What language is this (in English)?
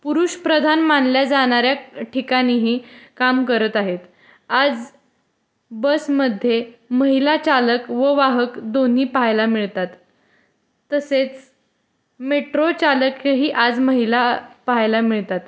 Marathi